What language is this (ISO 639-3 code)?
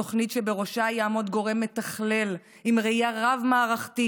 heb